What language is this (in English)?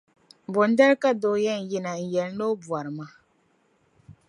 Dagbani